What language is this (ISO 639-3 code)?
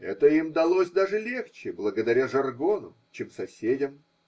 rus